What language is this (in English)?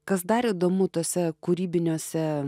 Lithuanian